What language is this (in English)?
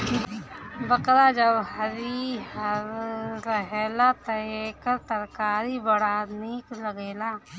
Bhojpuri